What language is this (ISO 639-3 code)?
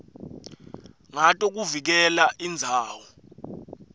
ssw